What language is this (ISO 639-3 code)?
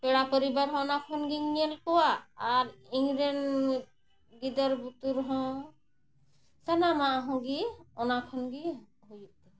sat